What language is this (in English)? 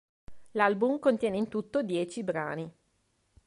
Italian